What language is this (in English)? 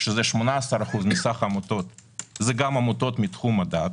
Hebrew